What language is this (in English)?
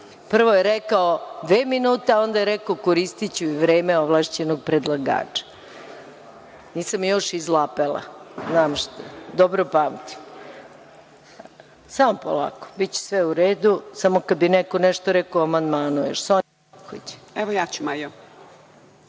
Serbian